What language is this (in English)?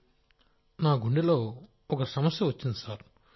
Telugu